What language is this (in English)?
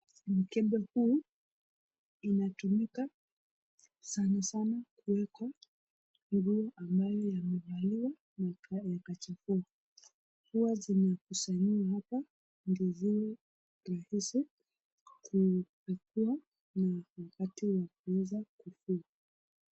Swahili